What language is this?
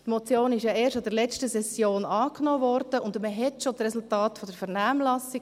Swiss German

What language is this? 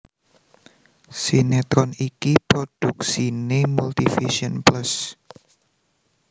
Javanese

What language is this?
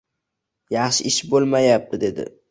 Uzbek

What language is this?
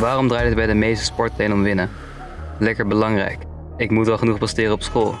Dutch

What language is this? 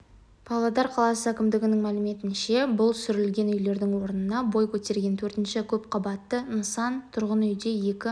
Kazakh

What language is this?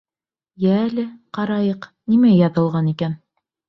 Bashkir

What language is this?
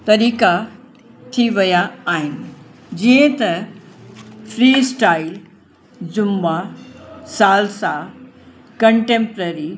Sindhi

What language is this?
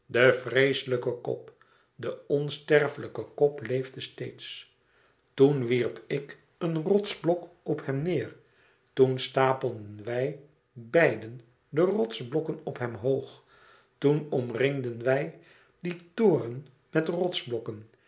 Dutch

